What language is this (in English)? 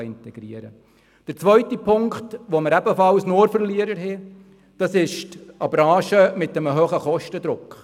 Swiss German